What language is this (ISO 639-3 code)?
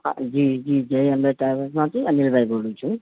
guj